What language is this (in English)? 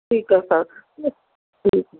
Punjabi